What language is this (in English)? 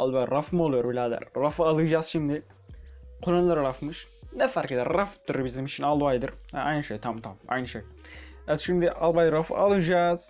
Turkish